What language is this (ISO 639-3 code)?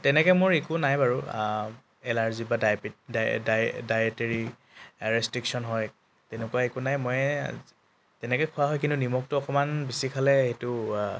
asm